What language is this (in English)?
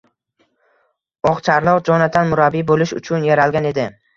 Uzbek